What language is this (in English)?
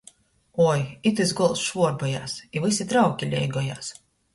Latgalian